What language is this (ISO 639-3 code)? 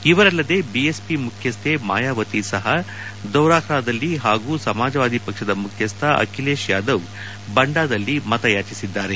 kan